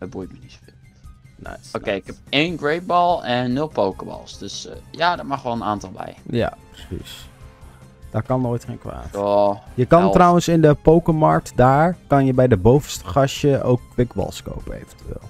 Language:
Dutch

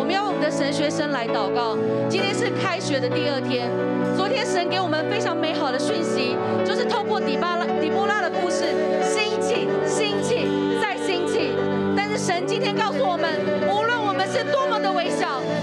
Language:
Chinese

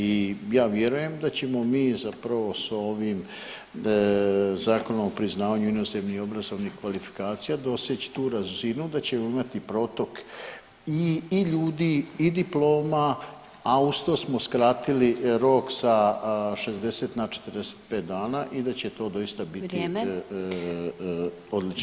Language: Croatian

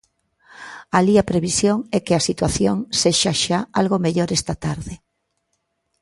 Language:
Galician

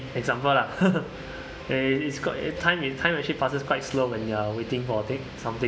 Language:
English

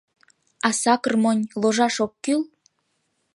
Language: Mari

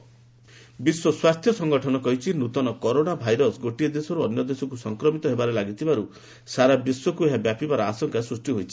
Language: Odia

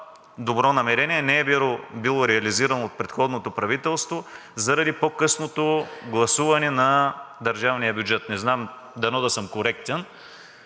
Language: Bulgarian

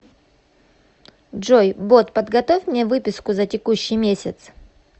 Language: Russian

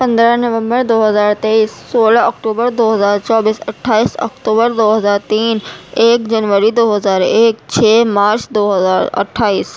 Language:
Urdu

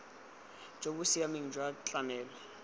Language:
Tswana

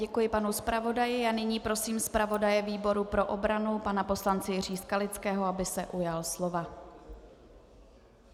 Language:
Czech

